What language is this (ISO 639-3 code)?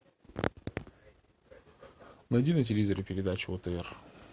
rus